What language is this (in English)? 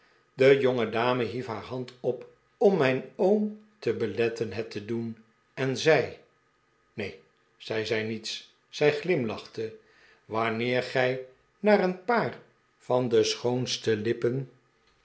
Dutch